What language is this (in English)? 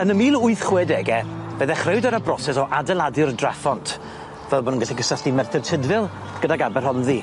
Welsh